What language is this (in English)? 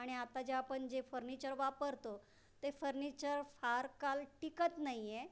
Marathi